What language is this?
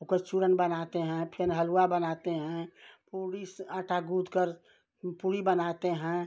Hindi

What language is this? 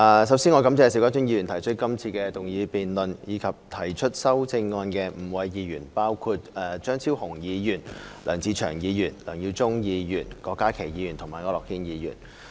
Cantonese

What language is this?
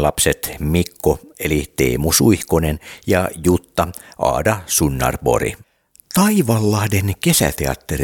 Finnish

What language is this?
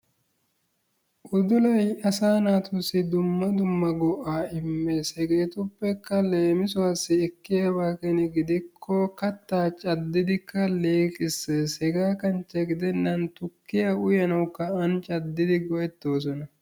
Wolaytta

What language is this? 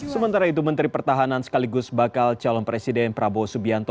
Indonesian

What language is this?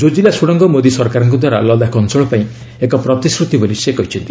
Odia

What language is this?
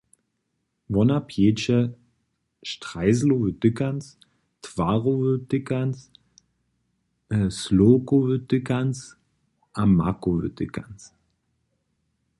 Upper Sorbian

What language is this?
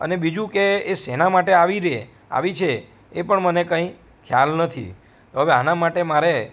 Gujarati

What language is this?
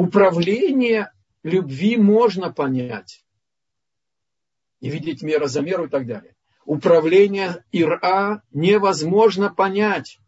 Russian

